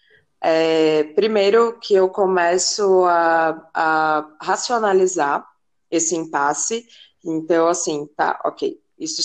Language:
Portuguese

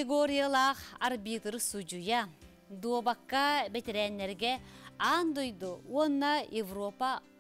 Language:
Turkish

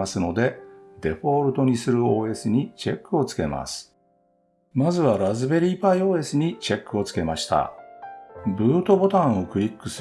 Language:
Japanese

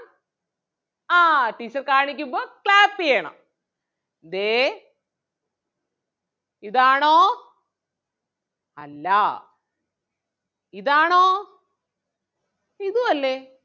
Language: Malayalam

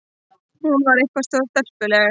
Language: Icelandic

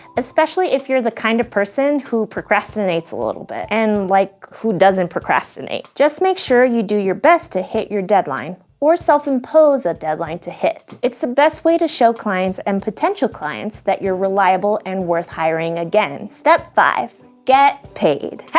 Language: English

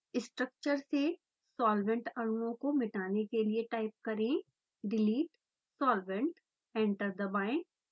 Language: Hindi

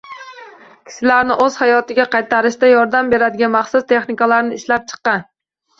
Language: Uzbek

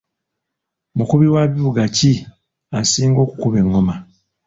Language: Ganda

